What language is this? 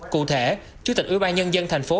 Vietnamese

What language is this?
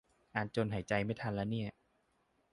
Thai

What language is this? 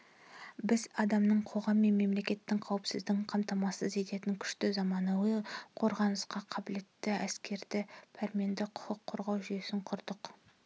Kazakh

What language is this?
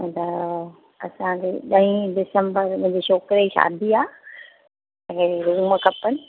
Sindhi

